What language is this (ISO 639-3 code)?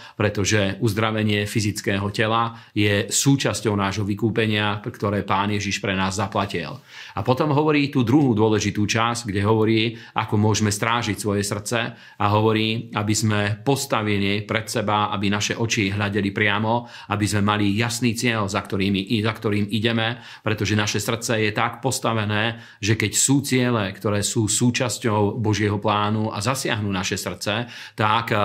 slk